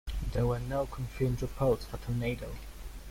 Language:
English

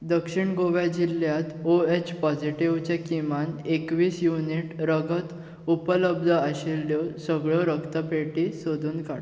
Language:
Konkani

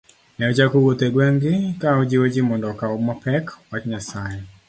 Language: Luo (Kenya and Tanzania)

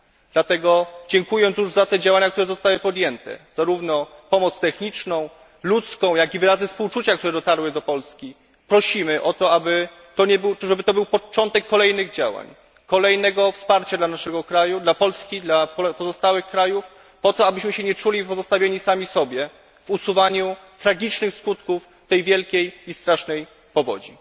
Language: Polish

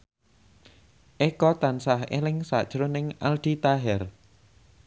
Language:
Javanese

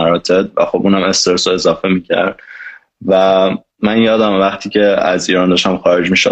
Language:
Persian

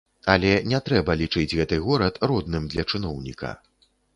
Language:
Belarusian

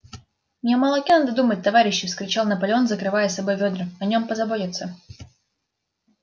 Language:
Russian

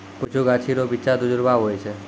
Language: Maithili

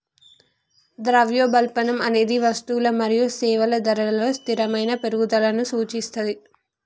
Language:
Telugu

